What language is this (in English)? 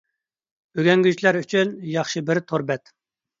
Uyghur